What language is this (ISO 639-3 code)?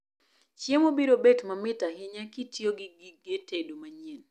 luo